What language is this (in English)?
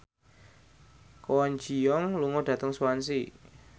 Javanese